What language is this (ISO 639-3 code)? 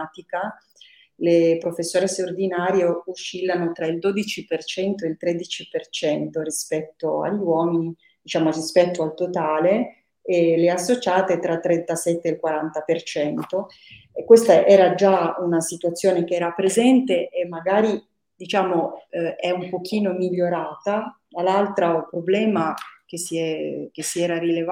ita